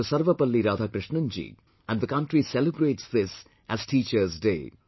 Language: English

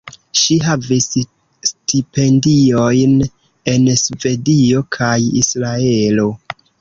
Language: Esperanto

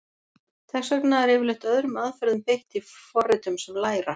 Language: Icelandic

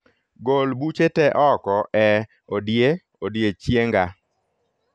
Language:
Luo (Kenya and Tanzania)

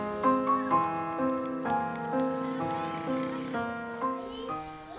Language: Indonesian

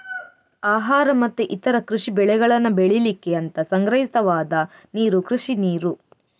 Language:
Kannada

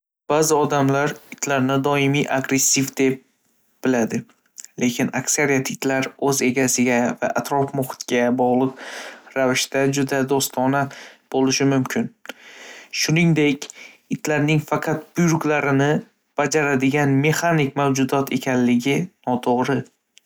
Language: Uzbek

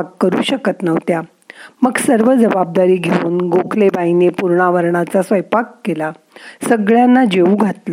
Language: Marathi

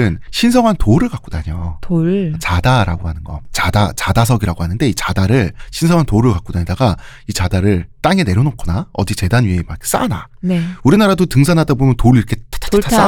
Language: Korean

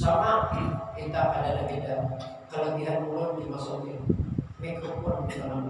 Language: Indonesian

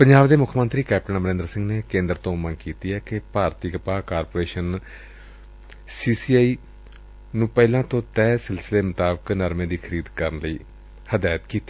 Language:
Punjabi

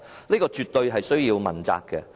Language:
Cantonese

